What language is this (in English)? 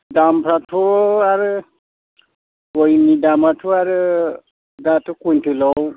Bodo